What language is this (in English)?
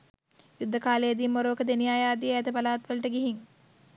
Sinhala